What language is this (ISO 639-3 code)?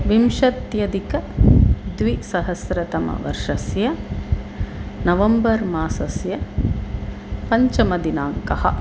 san